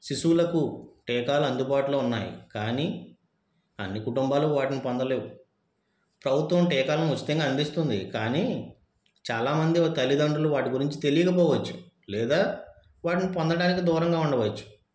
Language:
Telugu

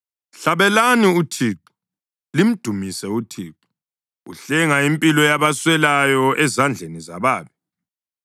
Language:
North Ndebele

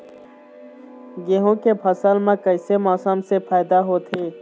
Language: Chhattisgarhi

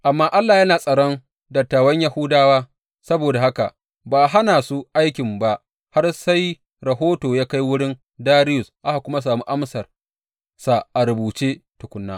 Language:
Hausa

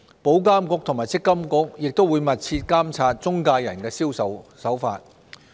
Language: Cantonese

